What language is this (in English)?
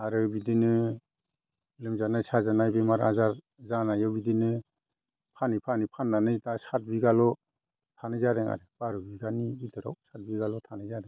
Bodo